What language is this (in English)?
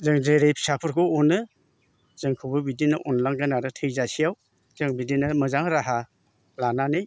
Bodo